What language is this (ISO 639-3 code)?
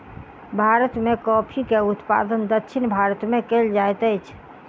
mai